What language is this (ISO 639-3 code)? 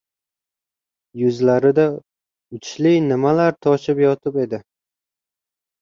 uzb